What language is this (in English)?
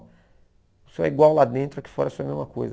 Portuguese